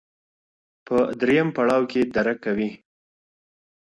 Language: Pashto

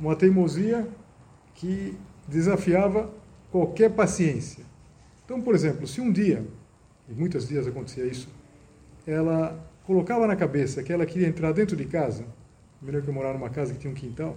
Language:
Portuguese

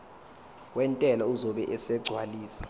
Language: Zulu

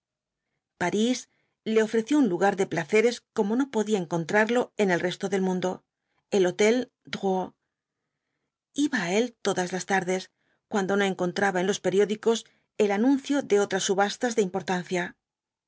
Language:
Spanish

